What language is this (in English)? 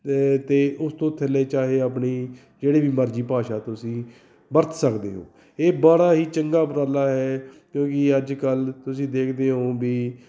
Punjabi